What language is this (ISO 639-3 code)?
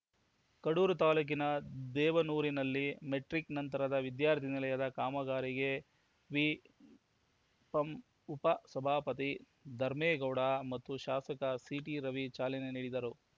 kan